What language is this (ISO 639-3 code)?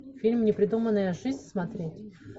rus